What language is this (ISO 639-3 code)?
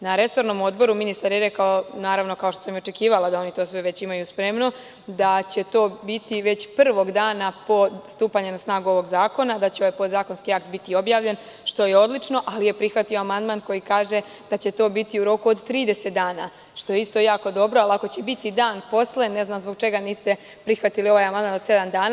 srp